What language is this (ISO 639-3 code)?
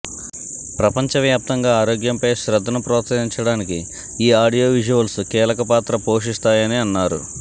tel